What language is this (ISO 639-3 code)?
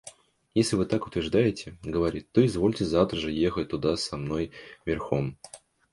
rus